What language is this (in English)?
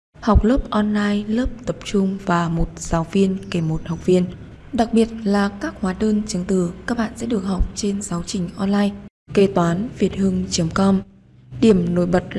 Vietnamese